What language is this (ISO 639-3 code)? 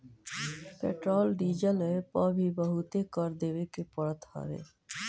bho